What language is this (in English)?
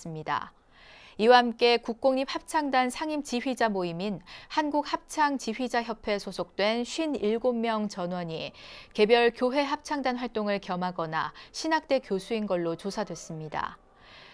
Korean